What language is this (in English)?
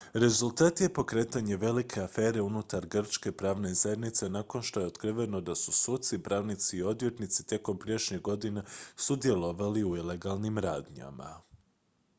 Croatian